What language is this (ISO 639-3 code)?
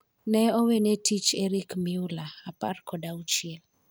luo